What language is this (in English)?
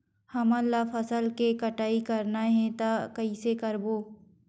Chhattisgarhi